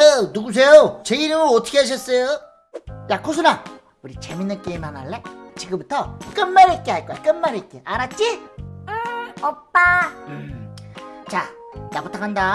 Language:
Korean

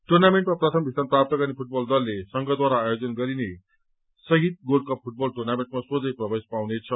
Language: Nepali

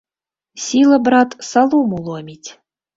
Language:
Belarusian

